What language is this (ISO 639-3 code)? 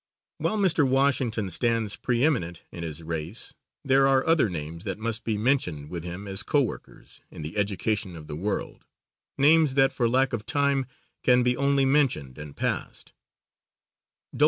eng